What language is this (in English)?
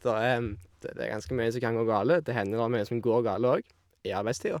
Norwegian